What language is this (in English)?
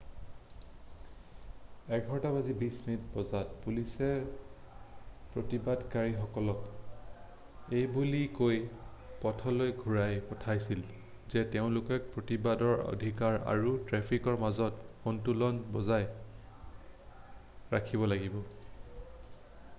Assamese